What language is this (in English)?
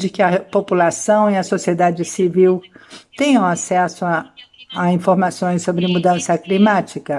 Portuguese